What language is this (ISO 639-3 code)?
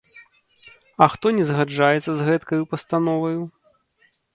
bel